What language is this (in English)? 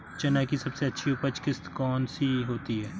Hindi